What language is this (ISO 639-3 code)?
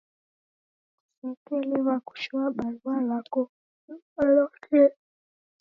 dav